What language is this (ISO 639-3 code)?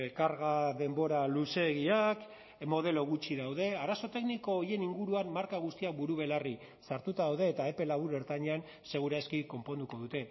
eus